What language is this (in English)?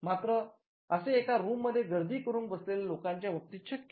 Marathi